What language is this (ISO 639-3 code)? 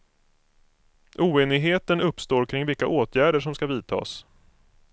swe